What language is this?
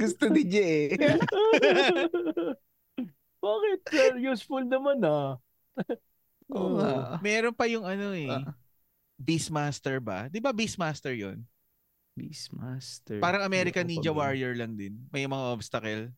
Filipino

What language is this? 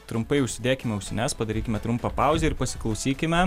Lithuanian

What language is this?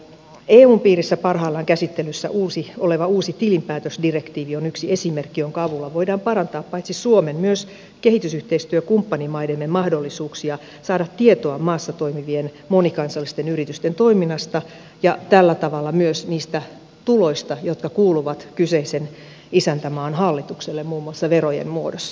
Finnish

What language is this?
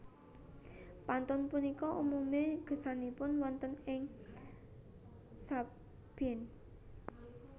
Javanese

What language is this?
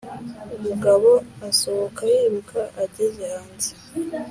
Kinyarwanda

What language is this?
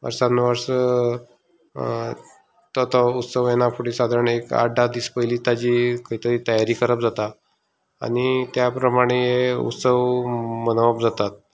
Konkani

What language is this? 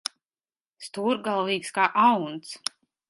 Latvian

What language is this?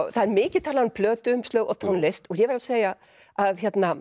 Icelandic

